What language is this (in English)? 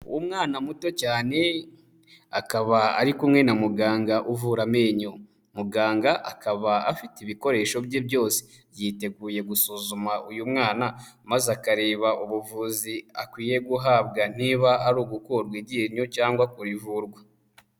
Kinyarwanda